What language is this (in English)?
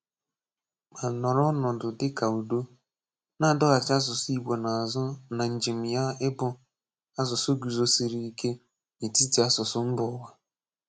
Igbo